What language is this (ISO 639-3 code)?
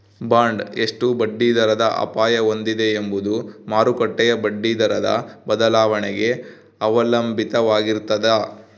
kan